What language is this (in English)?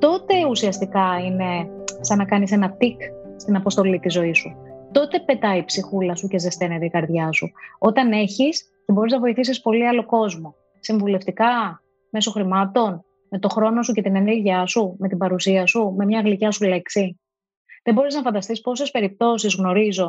Greek